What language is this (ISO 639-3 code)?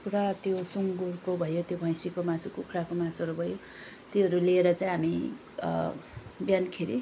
nep